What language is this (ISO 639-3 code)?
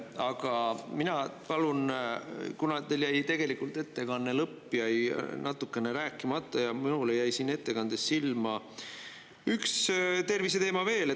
est